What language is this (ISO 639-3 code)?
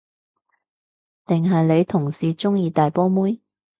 yue